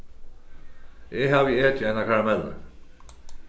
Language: Faroese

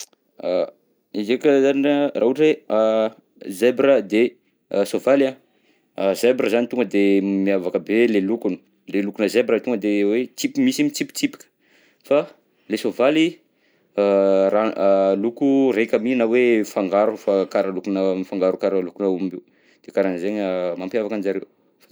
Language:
Southern Betsimisaraka Malagasy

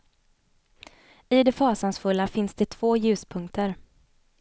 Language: Swedish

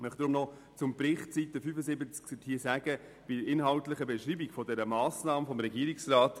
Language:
Swiss German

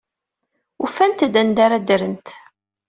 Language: Kabyle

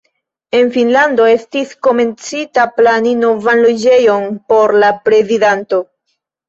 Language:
Esperanto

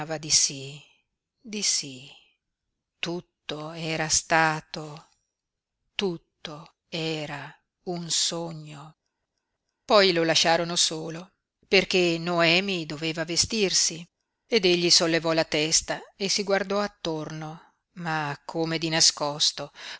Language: Italian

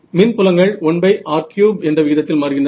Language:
Tamil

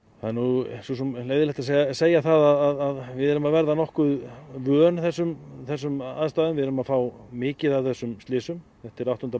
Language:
Icelandic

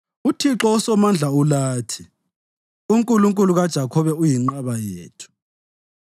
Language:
North Ndebele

